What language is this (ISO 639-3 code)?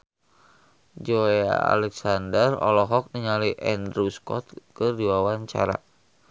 sun